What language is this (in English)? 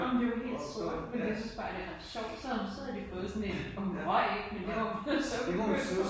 Danish